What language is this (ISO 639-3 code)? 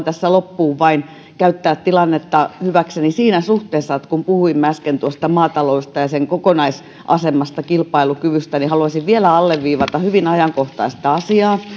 fin